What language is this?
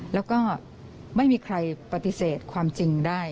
Thai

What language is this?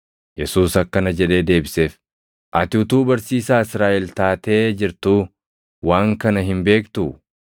Oromo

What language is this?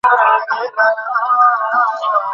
Bangla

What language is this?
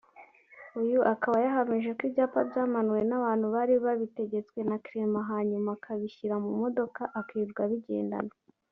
Kinyarwanda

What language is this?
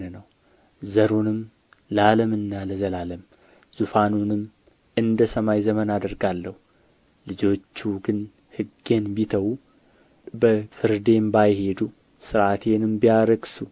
Amharic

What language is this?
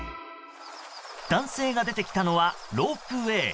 Japanese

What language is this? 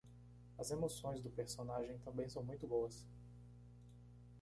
Portuguese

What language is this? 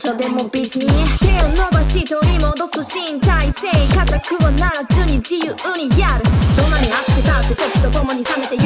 French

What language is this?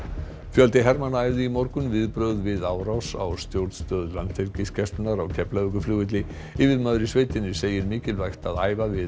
Icelandic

